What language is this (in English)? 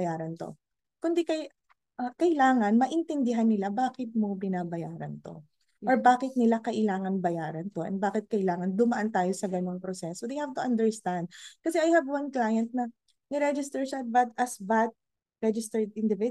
Filipino